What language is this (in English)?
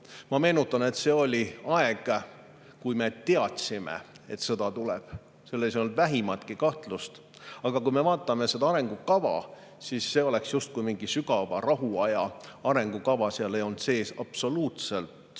Estonian